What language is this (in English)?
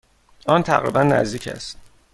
Persian